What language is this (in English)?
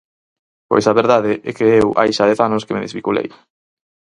Galician